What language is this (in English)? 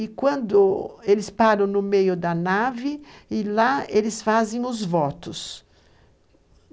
Portuguese